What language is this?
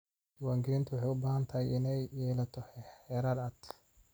Somali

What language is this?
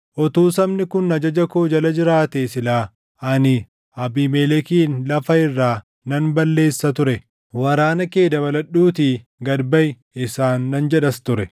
Oromo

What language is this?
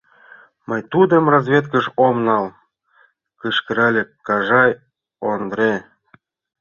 Mari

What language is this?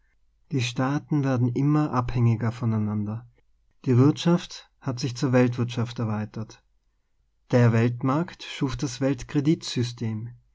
German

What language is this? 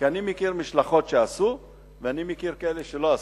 Hebrew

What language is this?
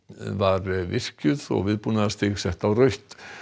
Icelandic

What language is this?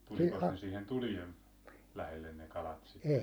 Finnish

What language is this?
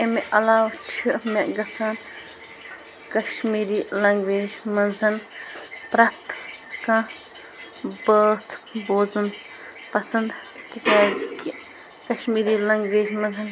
Kashmiri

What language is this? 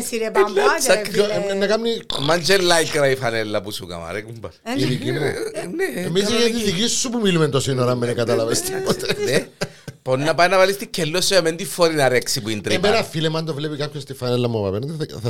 Greek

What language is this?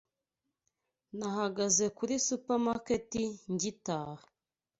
Kinyarwanda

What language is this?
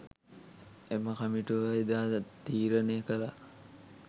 Sinhala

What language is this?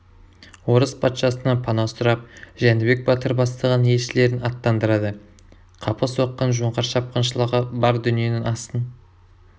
Kazakh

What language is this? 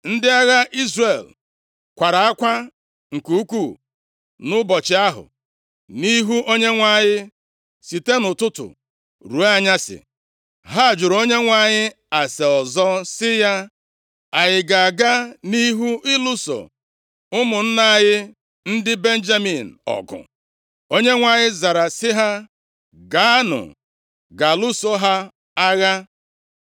Igbo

